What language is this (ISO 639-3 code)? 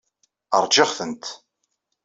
kab